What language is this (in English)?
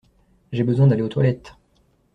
French